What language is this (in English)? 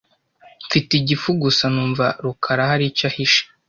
Kinyarwanda